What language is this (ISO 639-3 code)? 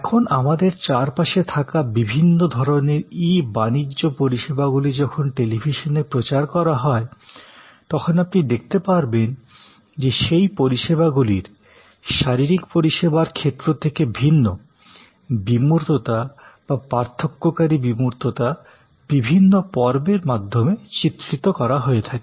ben